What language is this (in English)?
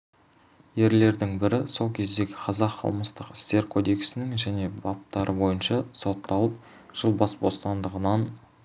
Kazakh